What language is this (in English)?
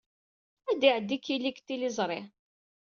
Kabyle